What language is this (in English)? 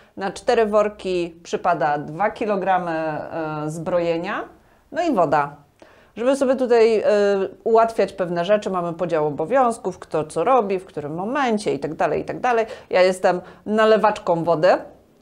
Polish